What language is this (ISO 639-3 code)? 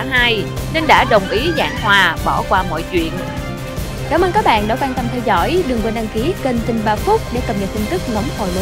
vie